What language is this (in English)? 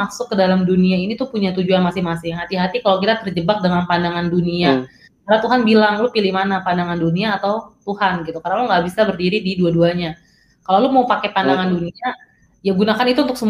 Indonesian